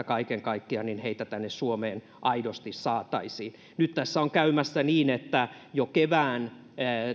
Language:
Finnish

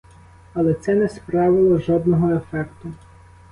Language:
Ukrainian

